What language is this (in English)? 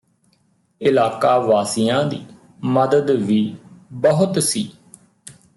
Punjabi